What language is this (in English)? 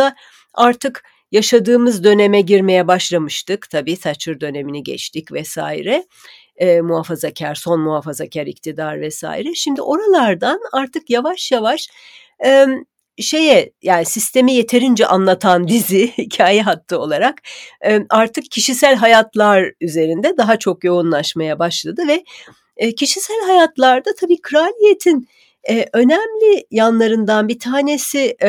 Turkish